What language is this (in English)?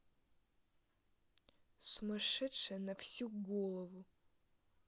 Russian